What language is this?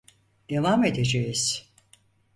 Turkish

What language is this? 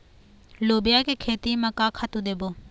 Chhattisgarhi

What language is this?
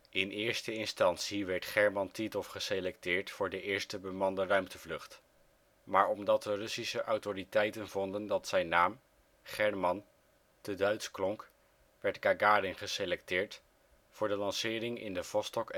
Dutch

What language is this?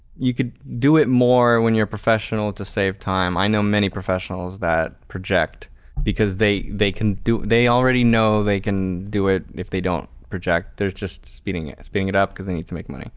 English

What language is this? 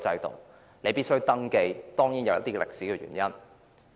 Cantonese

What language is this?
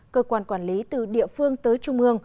Vietnamese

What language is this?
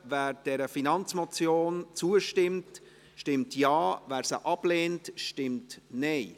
Swiss German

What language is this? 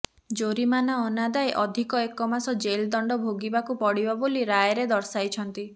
Odia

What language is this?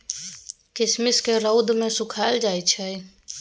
Maithili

